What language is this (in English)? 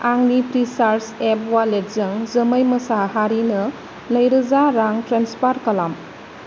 Bodo